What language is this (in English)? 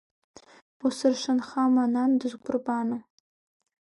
Abkhazian